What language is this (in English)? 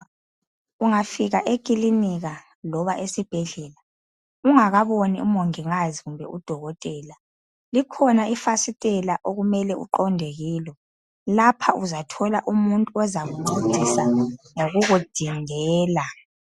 North Ndebele